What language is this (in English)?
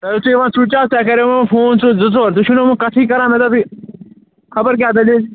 Kashmiri